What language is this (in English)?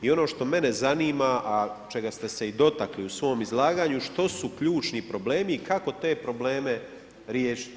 Croatian